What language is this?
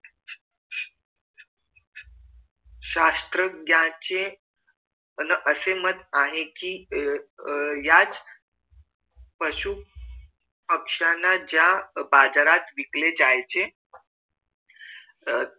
Marathi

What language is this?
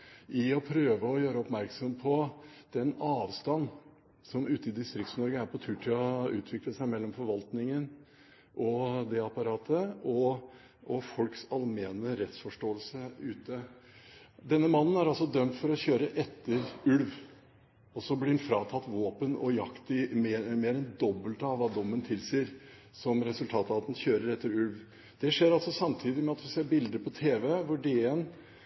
Norwegian Bokmål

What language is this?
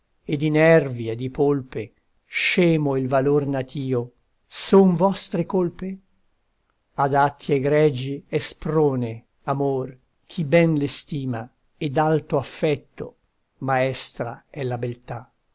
Italian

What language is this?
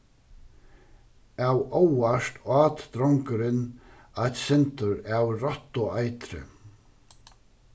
Faroese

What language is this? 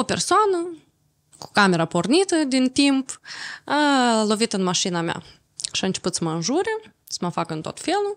Romanian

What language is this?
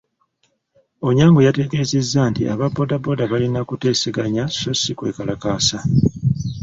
Ganda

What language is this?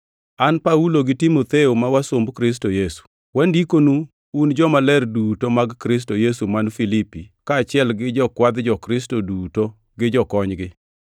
Luo (Kenya and Tanzania)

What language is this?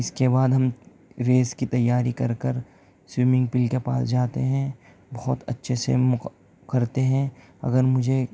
Urdu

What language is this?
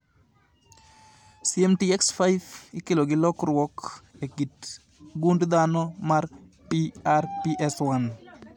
Luo (Kenya and Tanzania)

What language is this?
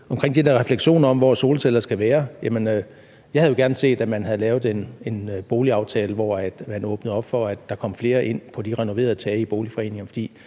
Danish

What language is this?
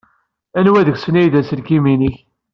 Kabyle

